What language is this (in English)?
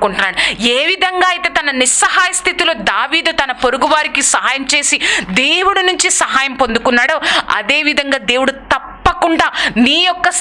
French